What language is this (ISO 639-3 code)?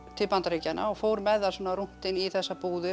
isl